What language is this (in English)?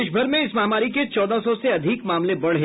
Hindi